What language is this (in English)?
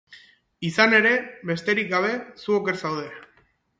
Basque